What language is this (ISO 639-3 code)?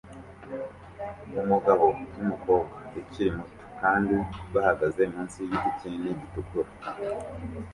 kin